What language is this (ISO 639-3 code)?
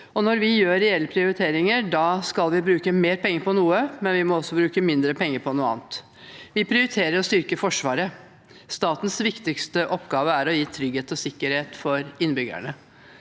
nor